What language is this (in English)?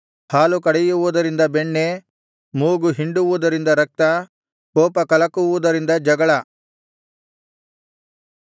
Kannada